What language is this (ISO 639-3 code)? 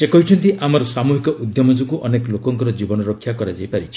ori